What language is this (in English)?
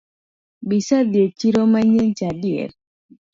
Luo (Kenya and Tanzania)